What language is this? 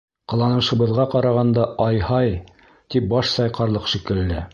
Bashkir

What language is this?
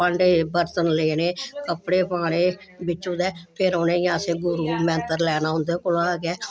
Dogri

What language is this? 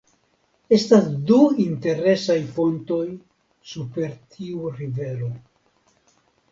Esperanto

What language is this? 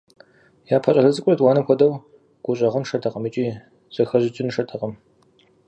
Kabardian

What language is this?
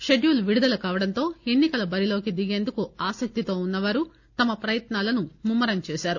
Telugu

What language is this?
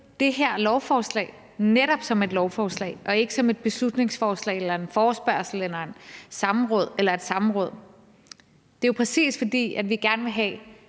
Danish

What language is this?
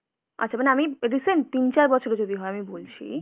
Bangla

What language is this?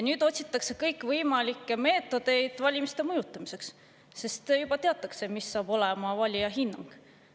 Estonian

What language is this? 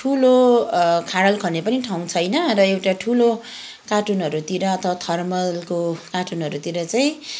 Nepali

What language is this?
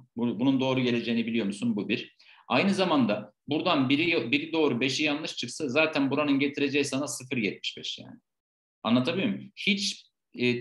Turkish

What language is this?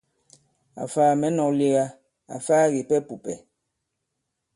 Bankon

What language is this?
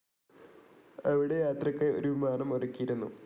Malayalam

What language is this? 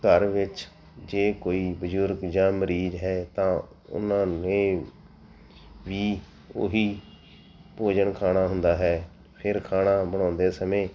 Punjabi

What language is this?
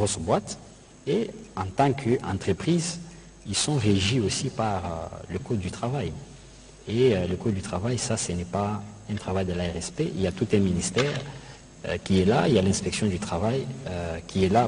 French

